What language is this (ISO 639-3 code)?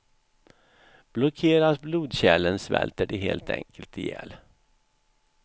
swe